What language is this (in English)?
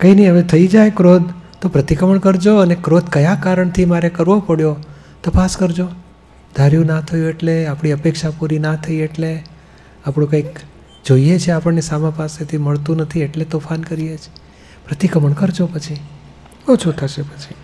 Gujarati